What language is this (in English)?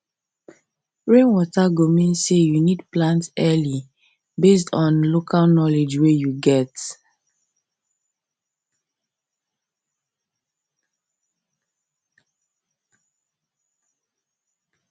Nigerian Pidgin